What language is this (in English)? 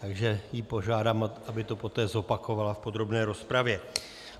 Czech